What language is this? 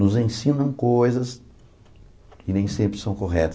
Portuguese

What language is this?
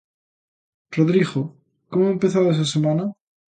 Galician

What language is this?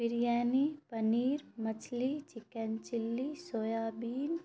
Urdu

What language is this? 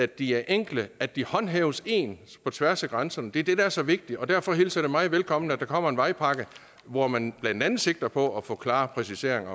Danish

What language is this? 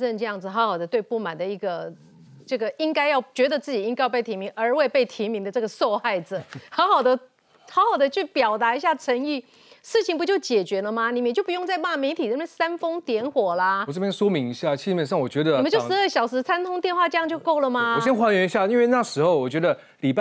Chinese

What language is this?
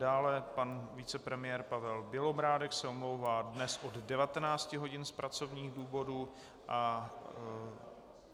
Czech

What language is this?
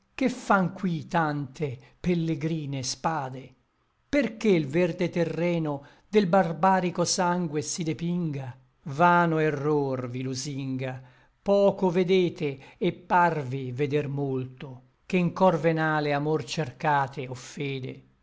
Italian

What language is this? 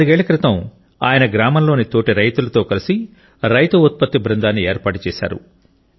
Telugu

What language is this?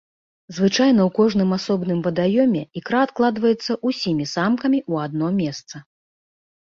Belarusian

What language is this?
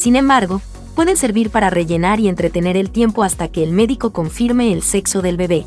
Spanish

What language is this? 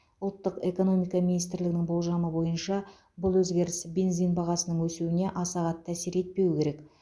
Kazakh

